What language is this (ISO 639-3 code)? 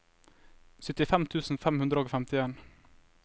nor